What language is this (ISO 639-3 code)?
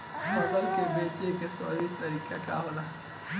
bho